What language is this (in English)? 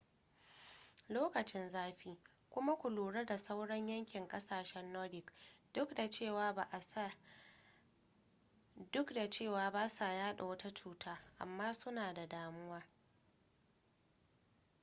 Hausa